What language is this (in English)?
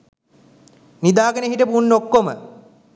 Sinhala